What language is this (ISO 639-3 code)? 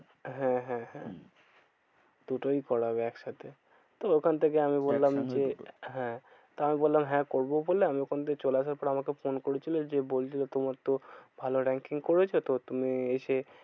ben